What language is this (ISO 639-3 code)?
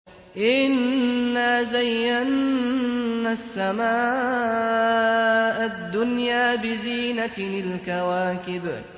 ara